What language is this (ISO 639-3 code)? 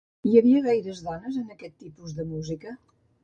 cat